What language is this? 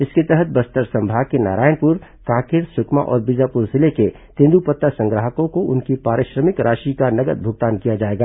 Hindi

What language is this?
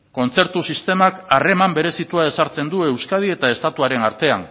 Basque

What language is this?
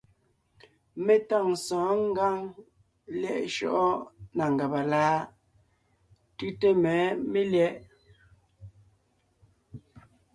Ngiemboon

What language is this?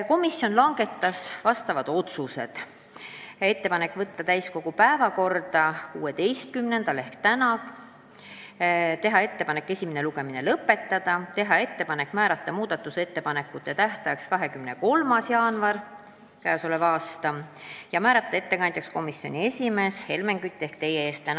Estonian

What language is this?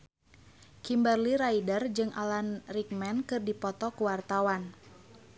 Sundanese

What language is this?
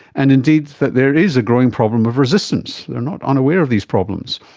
English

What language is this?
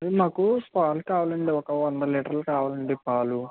Telugu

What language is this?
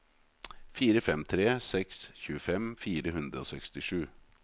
Norwegian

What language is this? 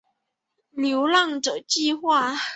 Chinese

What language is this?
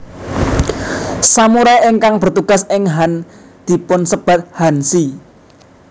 Javanese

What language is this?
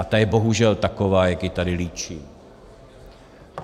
Czech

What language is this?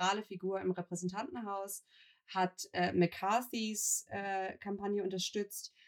German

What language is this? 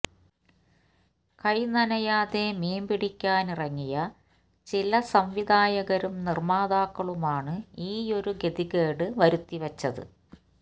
Malayalam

